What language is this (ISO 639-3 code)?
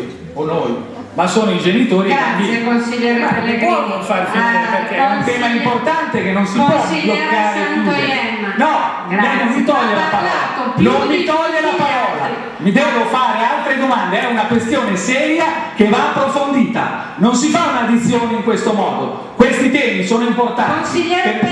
ita